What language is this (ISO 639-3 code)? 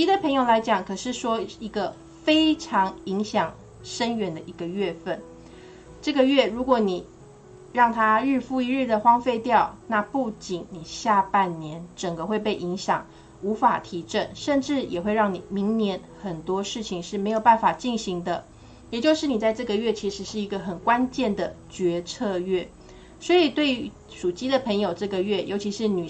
zho